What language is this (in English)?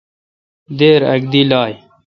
Kalkoti